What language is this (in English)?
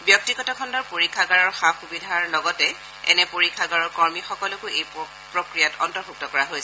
Assamese